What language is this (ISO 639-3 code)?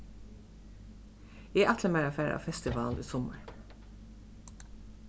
fao